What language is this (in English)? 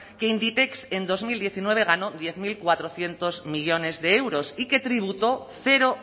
Spanish